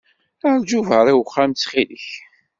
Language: Kabyle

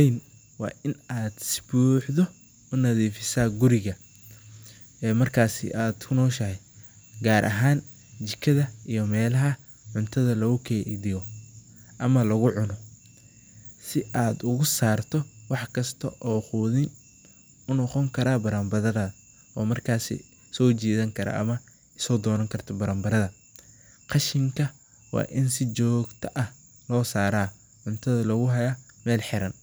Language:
Somali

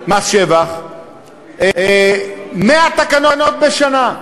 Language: Hebrew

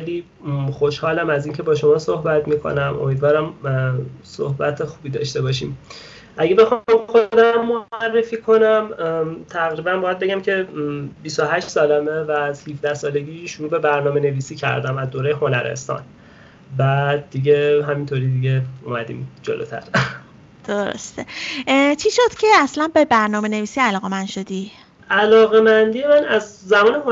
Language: Persian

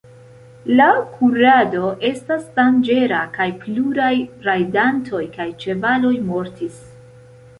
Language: Esperanto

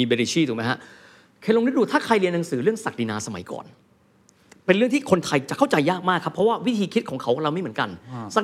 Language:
Thai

